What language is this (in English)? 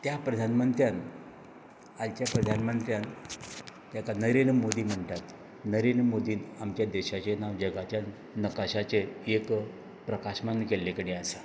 Konkani